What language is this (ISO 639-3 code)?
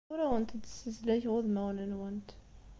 kab